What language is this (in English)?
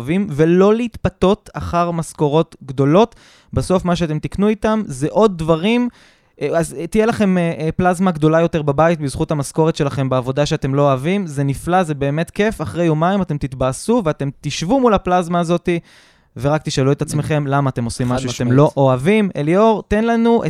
Hebrew